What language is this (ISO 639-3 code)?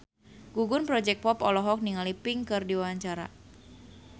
sun